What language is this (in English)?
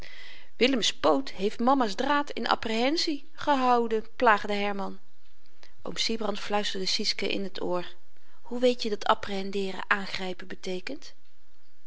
Dutch